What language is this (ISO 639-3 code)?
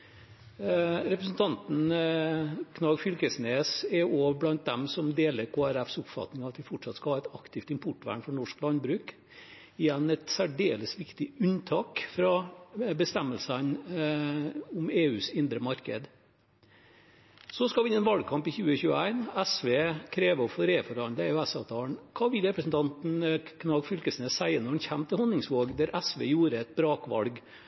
nob